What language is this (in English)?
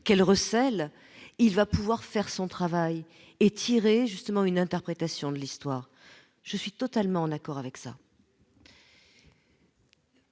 French